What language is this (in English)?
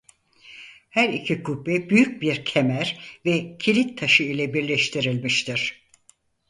Turkish